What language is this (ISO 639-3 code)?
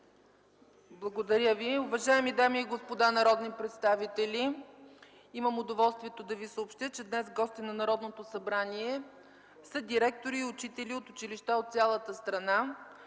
bul